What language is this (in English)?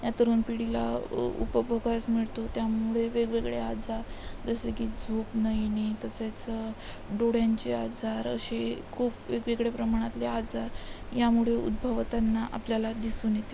Marathi